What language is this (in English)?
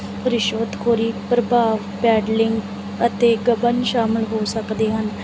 Punjabi